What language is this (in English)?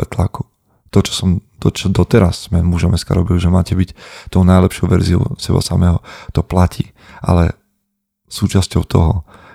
Slovak